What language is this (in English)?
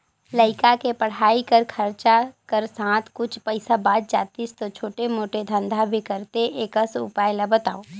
Chhattisgarhi